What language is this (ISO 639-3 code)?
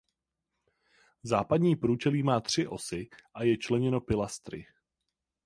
ces